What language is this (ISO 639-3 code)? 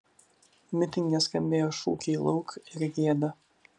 lit